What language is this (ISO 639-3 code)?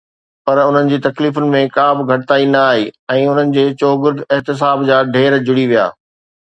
snd